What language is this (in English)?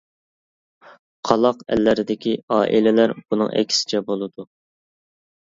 Uyghur